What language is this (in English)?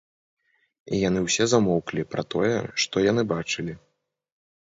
Belarusian